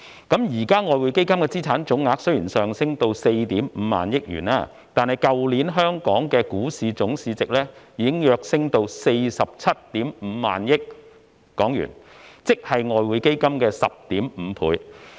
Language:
Cantonese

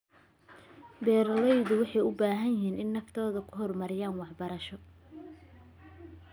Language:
Somali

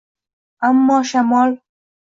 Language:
Uzbek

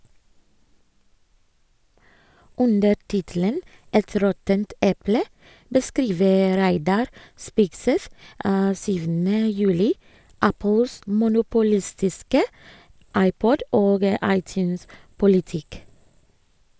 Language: Norwegian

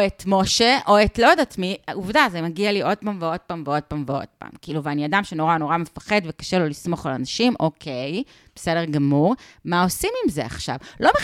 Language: Hebrew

